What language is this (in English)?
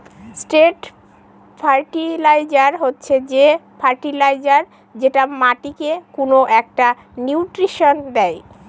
Bangla